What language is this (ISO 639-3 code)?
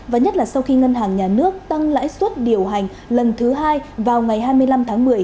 vie